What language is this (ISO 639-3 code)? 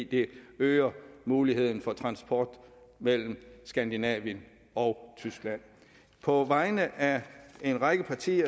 dan